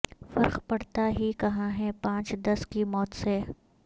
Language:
Urdu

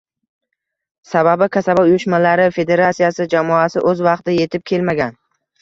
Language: Uzbek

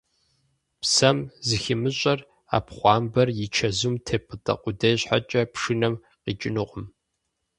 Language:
Kabardian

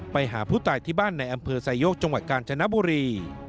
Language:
Thai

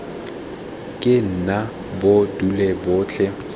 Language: Tswana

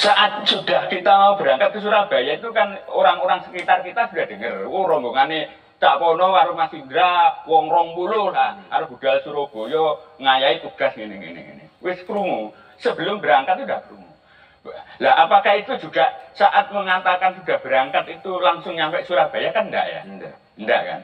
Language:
Indonesian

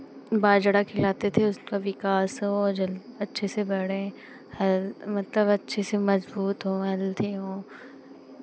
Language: Hindi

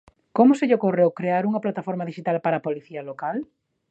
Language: Galician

